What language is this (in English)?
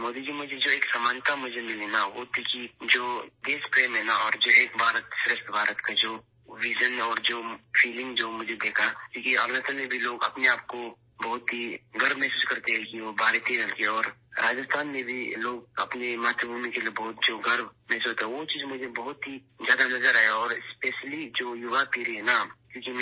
Urdu